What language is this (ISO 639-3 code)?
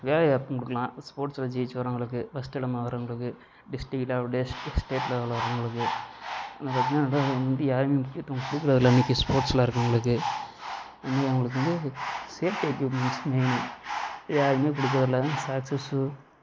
tam